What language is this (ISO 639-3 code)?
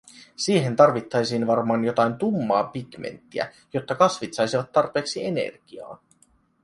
fin